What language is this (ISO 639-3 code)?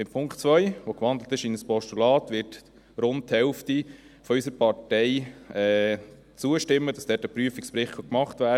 gsw